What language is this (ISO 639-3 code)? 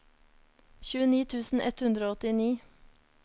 nor